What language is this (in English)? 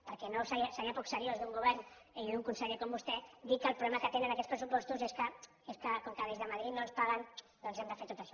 Catalan